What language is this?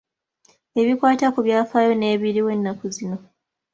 Ganda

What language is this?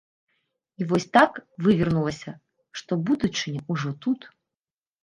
Belarusian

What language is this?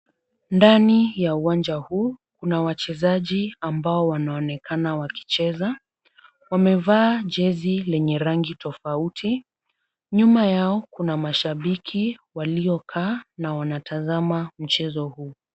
Swahili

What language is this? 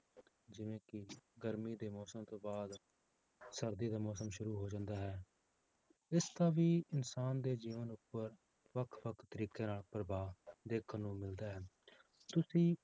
Punjabi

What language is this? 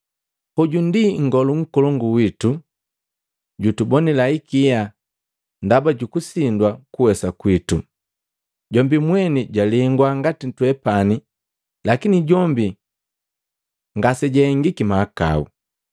Matengo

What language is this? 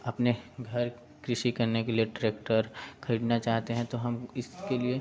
Hindi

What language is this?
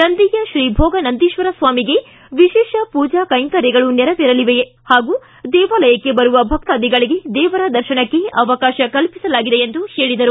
Kannada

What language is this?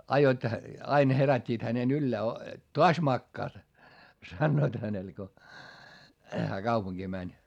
Finnish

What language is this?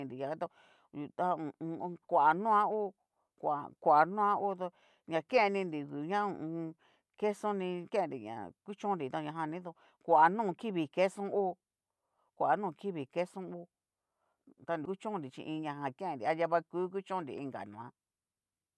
Cacaloxtepec Mixtec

